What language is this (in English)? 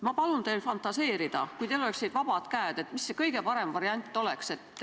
Estonian